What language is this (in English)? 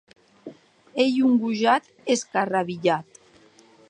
Occitan